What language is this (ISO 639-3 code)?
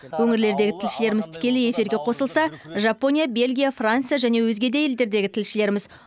kaz